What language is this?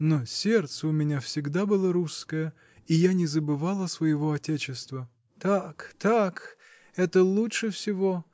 Russian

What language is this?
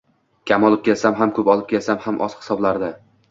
Uzbek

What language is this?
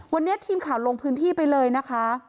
Thai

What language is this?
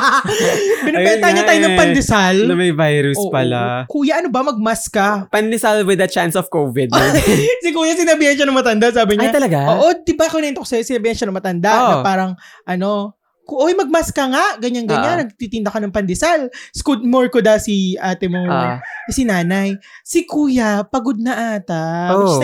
Filipino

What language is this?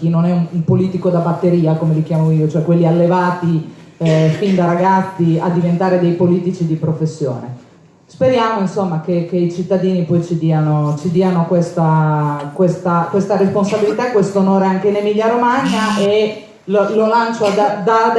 Italian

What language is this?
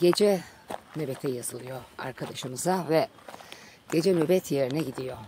Turkish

